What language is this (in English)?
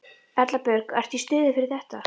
Icelandic